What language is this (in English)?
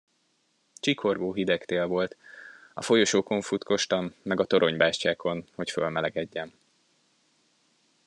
Hungarian